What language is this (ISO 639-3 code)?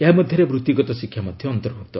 ori